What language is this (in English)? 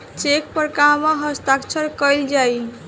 Bhojpuri